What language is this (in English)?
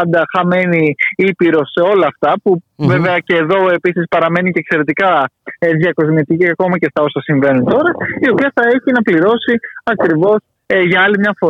Greek